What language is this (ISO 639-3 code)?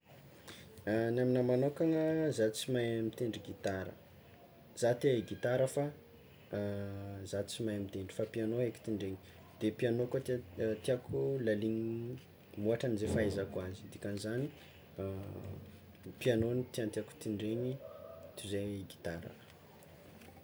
xmw